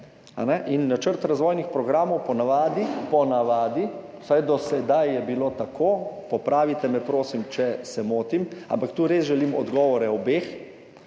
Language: Slovenian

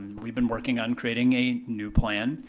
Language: English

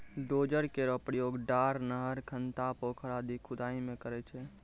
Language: Maithili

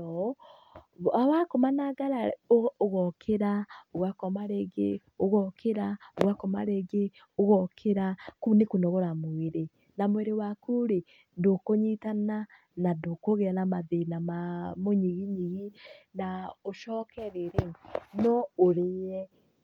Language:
Kikuyu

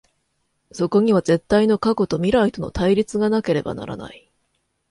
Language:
Japanese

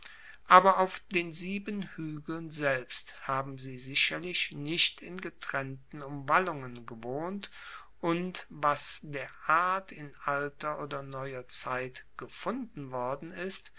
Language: German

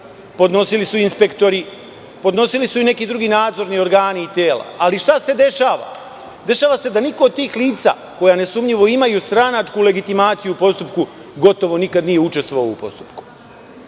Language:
Serbian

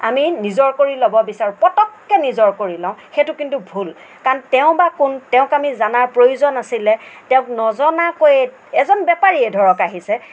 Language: Assamese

